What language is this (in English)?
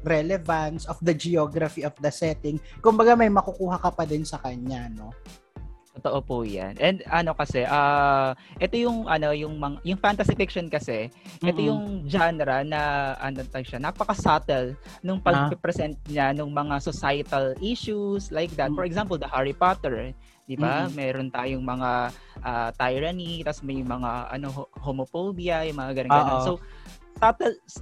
Filipino